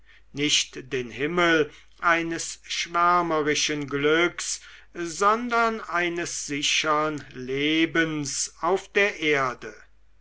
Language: German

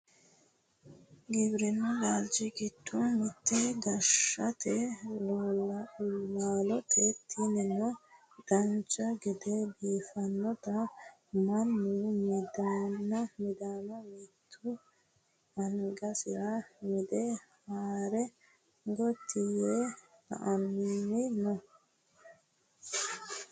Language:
Sidamo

